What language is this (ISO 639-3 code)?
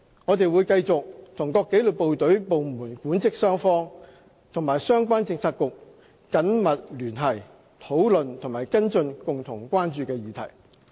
yue